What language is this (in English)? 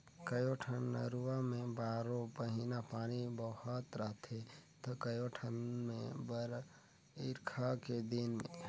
Chhattisgarhi